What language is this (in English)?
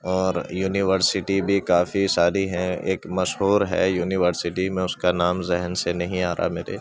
Urdu